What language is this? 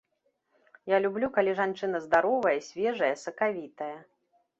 Belarusian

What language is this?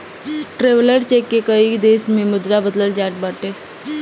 Bhojpuri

